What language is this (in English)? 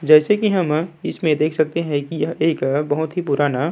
Hindi